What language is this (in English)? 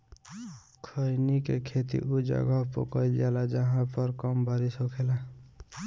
Bhojpuri